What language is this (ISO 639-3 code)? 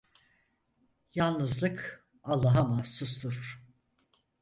tur